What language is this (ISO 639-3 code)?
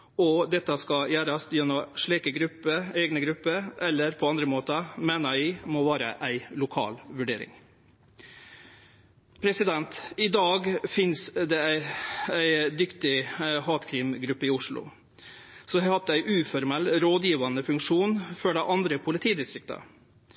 nno